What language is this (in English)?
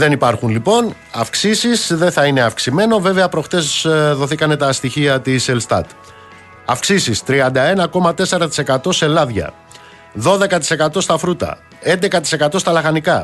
Greek